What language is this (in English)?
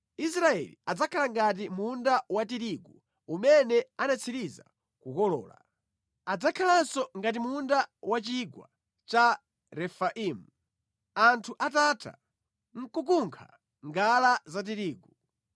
Nyanja